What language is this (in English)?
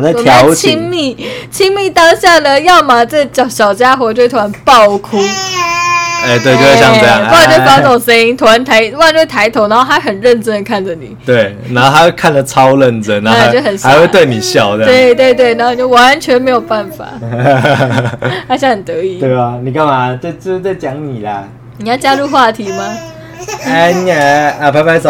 Chinese